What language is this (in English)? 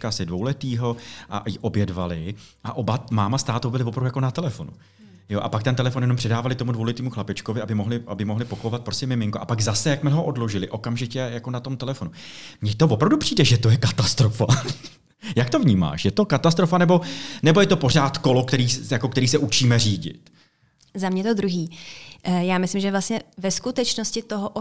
Czech